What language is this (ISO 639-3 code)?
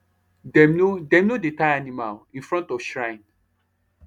pcm